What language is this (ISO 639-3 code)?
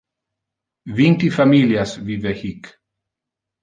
ina